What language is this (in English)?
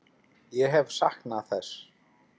Icelandic